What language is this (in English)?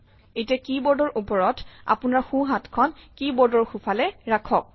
Assamese